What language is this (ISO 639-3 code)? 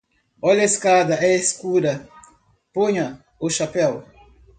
por